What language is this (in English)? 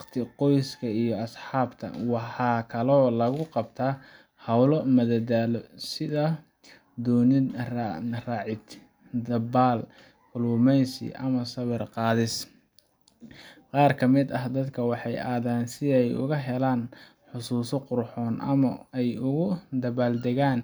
Somali